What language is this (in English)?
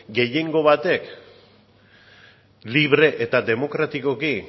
Basque